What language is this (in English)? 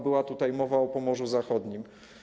Polish